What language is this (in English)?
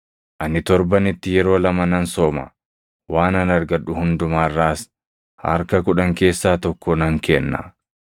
Oromo